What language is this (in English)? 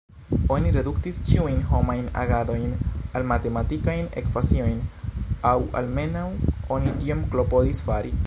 Esperanto